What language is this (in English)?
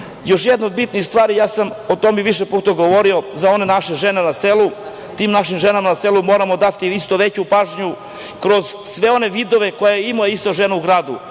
Serbian